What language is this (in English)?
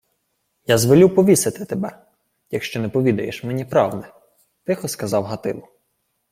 Ukrainian